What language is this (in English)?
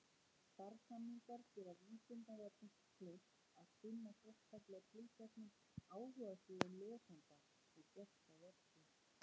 Icelandic